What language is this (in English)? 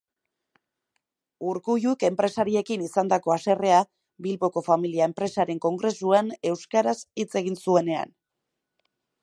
Basque